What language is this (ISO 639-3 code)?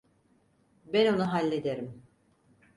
tur